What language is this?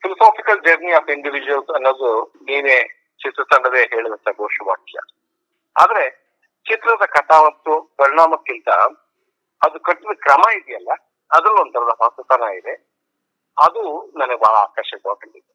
Kannada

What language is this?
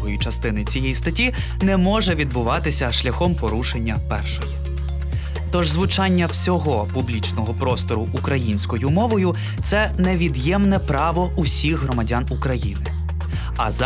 Ukrainian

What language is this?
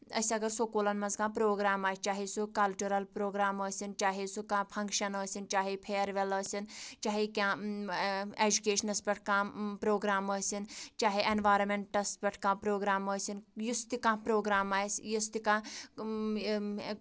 Kashmiri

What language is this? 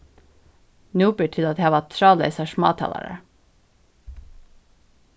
Faroese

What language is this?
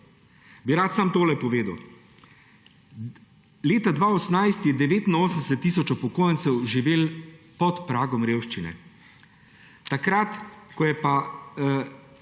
Slovenian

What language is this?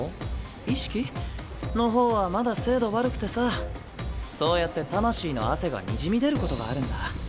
Japanese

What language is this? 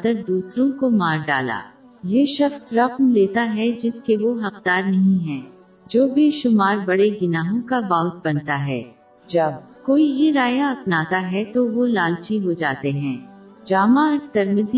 Urdu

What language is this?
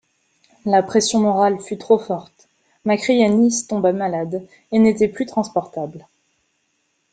French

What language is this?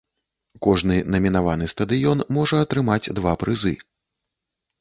Belarusian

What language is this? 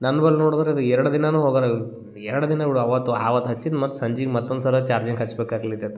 Kannada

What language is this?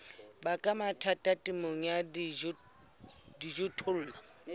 Southern Sotho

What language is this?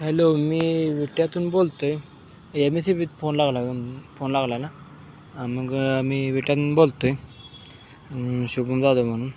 Marathi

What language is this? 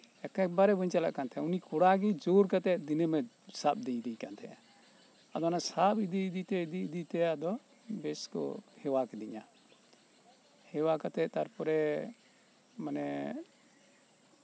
Santali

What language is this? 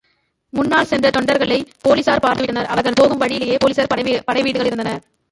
Tamil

